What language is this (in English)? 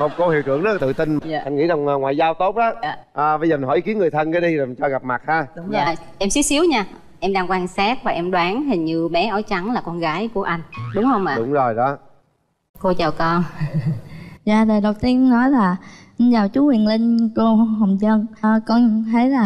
Vietnamese